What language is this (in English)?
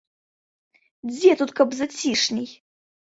Belarusian